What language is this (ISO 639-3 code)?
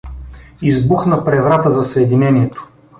bul